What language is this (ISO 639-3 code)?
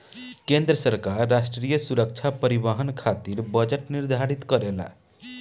bho